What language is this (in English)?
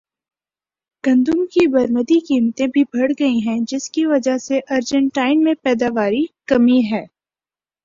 Urdu